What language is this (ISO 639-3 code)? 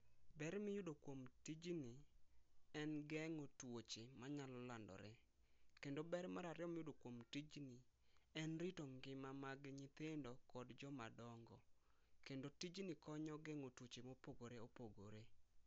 luo